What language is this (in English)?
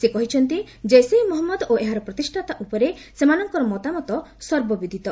Odia